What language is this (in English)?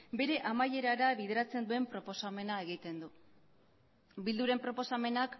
Basque